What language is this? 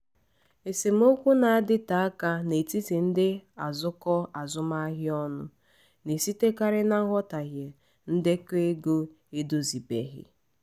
Igbo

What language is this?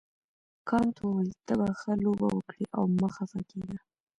Pashto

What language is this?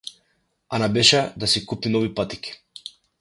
Macedonian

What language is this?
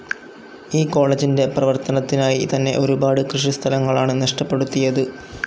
Malayalam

